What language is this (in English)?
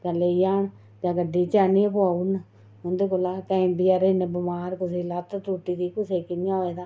Dogri